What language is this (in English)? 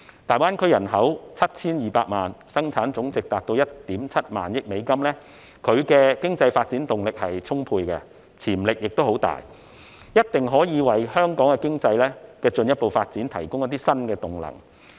Cantonese